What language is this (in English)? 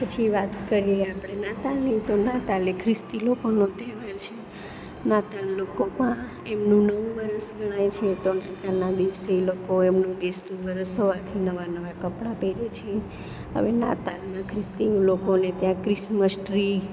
Gujarati